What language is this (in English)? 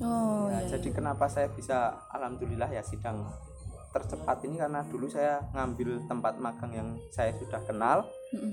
Indonesian